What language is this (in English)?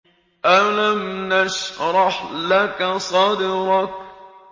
Arabic